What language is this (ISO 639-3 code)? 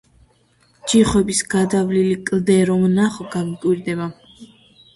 kat